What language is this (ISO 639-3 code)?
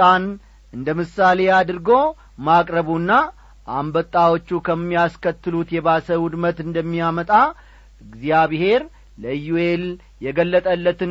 amh